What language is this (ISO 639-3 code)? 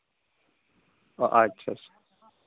sat